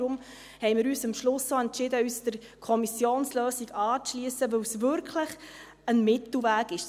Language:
Swiss German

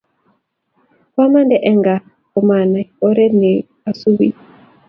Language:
Kalenjin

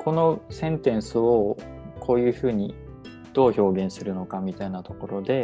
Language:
Japanese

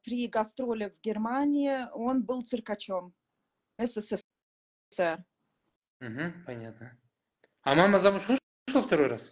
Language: Russian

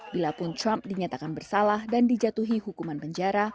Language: Indonesian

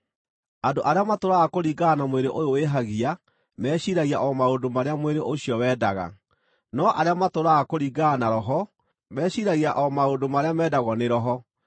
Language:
Kikuyu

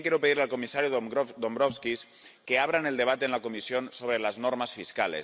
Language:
Spanish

